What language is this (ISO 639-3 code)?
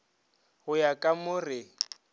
nso